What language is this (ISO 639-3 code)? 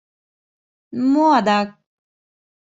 chm